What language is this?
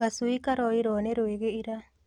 Kikuyu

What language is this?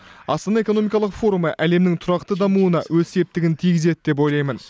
Kazakh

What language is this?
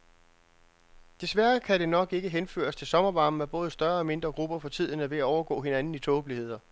Danish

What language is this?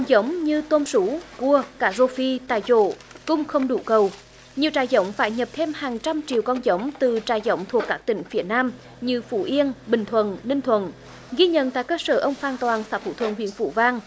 Vietnamese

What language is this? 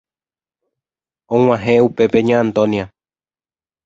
Guarani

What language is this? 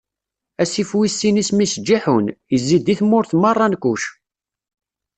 Kabyle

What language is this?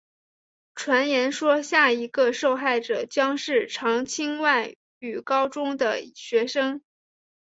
Chinese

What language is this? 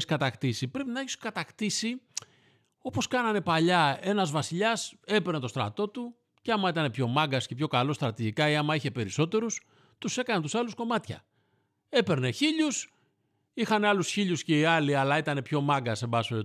Greek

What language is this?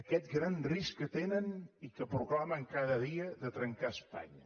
Catalan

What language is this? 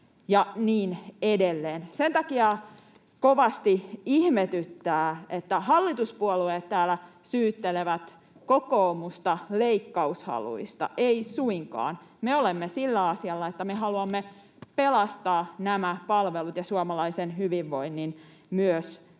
Finnish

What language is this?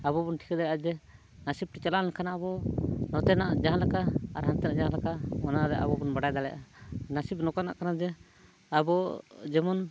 Santali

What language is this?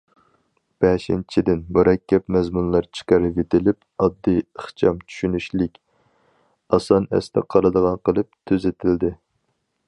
Uyghur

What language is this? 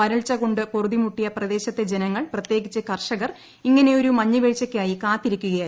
Malayalam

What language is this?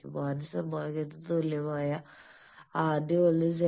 Malayalam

